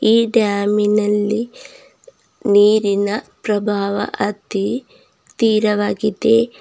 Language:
Kannada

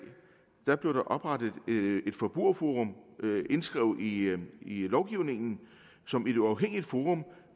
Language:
Danish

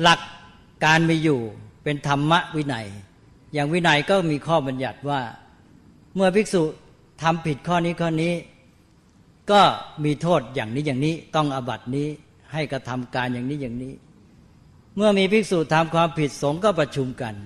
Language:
Thai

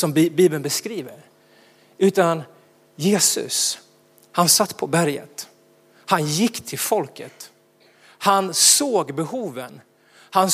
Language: Swedish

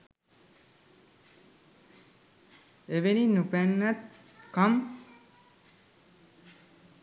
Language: Sinhala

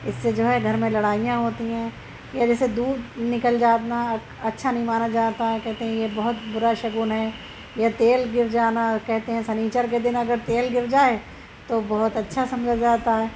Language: Urdu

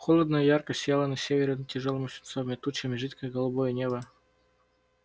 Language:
Russian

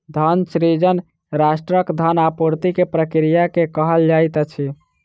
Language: Maithili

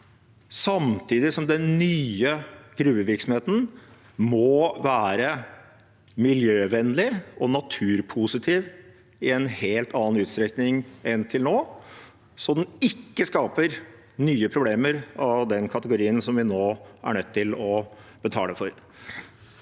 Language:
Norwegian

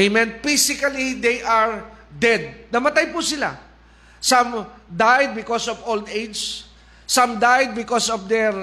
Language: Filipino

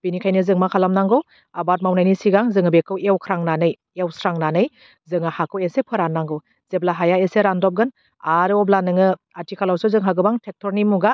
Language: Bodo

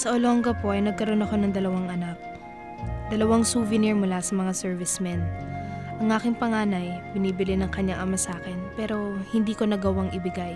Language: Filipino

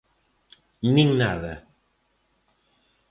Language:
Galician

